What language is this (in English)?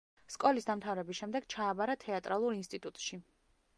Georgian